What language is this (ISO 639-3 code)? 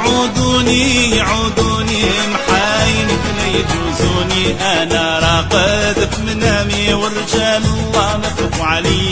ara